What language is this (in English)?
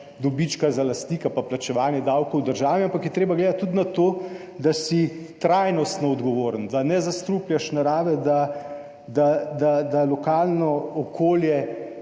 Slovenian